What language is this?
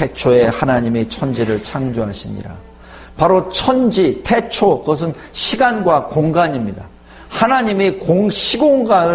Korean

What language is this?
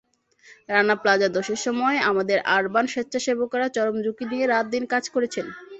Bangla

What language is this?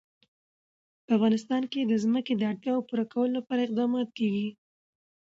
Pashto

